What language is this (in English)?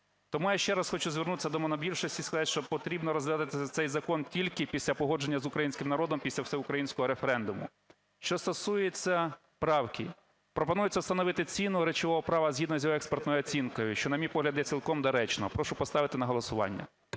Ukrainian